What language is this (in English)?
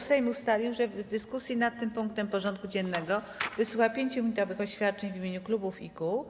Polish